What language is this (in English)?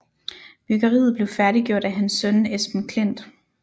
Danish